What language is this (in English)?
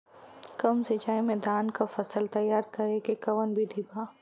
Bhojpuri